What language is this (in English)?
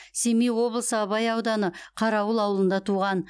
Kazakh